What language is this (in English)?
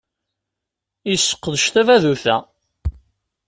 Kabyle